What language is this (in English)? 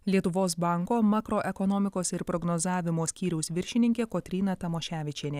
Lithuanian